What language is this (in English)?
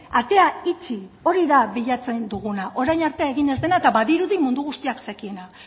Basque